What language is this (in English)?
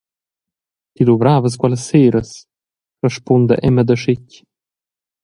Romansh